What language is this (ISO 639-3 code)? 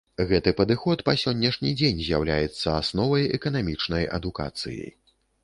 bel